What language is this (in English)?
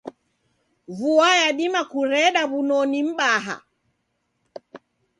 Taita